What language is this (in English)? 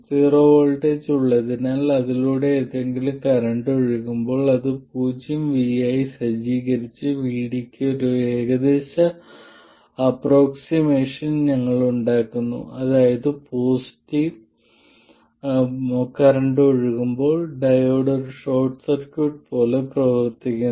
Malayalam